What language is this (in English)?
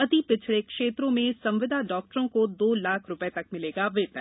Hindi